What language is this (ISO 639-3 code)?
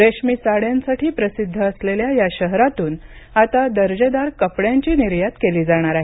mar